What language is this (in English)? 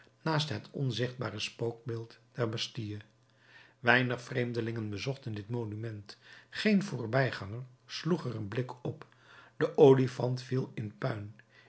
Dutch